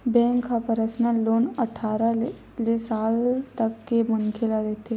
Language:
Chhattisgarhi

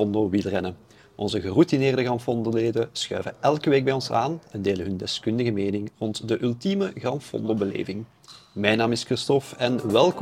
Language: Dutch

